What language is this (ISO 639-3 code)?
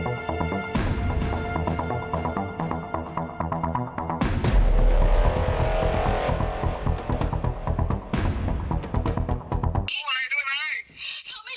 tha